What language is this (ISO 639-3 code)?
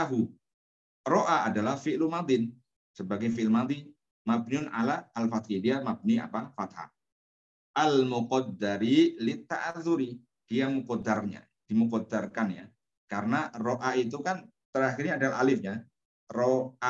ind